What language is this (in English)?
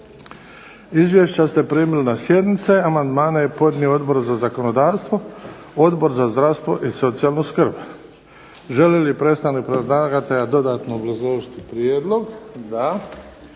Croatian